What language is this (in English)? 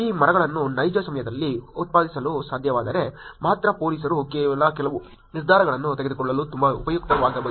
Kannada